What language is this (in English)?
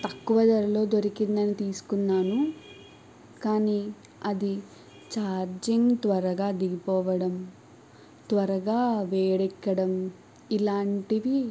Telugu